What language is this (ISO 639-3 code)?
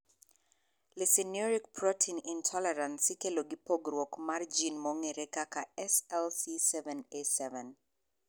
luo